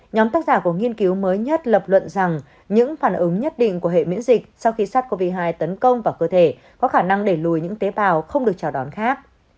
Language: Vietnamese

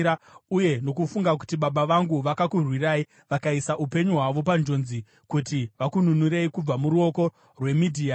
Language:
Shona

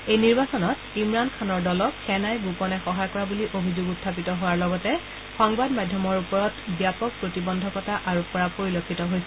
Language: Assamese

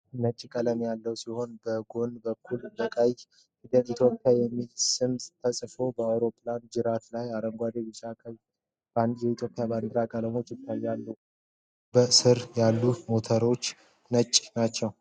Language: Amharic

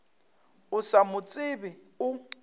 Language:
Northern Sotho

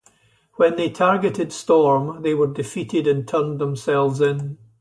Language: English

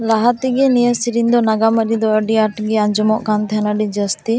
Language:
Santali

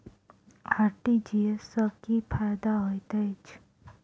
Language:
Maithili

